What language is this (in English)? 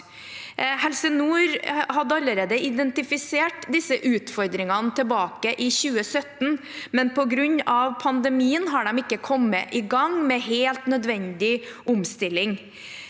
Norwegian